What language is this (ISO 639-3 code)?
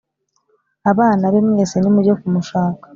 kin